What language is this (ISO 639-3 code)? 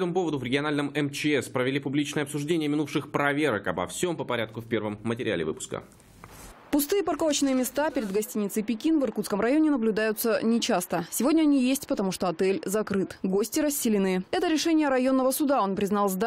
rus